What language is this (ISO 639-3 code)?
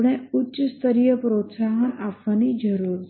guj